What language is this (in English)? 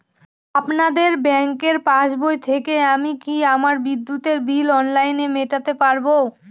Bangla